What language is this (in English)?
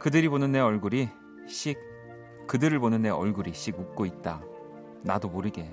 Korean